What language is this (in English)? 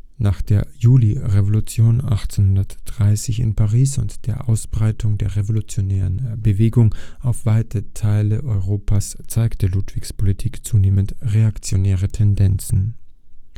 German